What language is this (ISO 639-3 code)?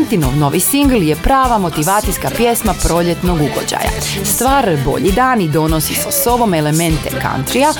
hrv